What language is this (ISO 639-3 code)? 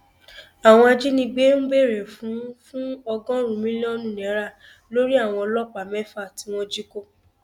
yor